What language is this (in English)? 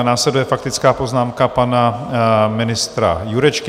Czech